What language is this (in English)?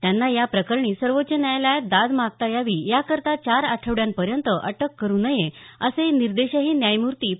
Marathi